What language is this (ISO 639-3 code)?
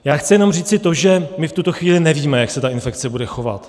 ces